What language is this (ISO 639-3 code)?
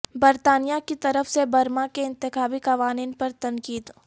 urd